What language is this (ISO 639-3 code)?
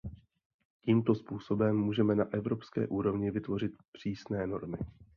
ces